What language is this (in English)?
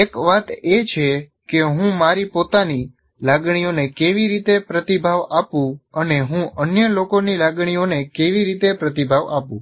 Gujarati